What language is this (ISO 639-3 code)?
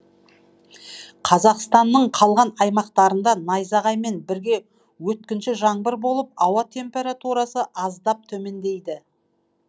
kaz